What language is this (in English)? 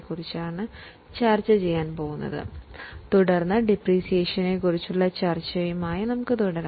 Malayalam